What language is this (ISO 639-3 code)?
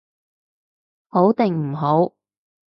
yue